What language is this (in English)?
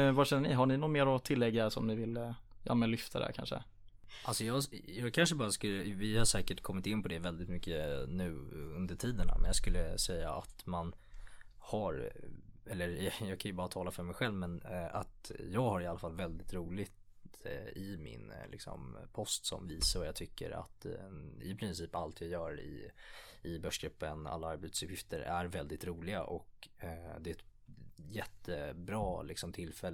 Swedish